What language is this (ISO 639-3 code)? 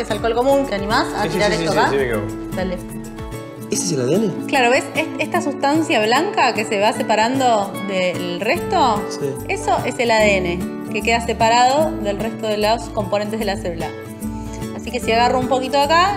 spa